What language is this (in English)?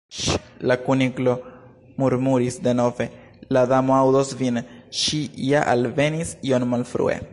Esperanto